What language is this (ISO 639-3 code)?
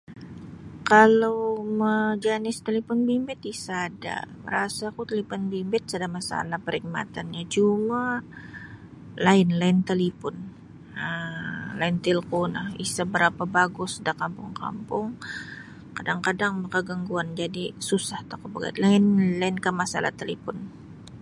bsy